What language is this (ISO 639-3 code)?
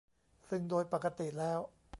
tha